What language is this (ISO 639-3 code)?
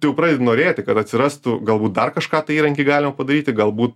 lit